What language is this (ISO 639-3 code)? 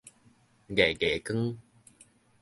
nan